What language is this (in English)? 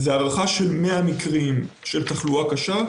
Hebrew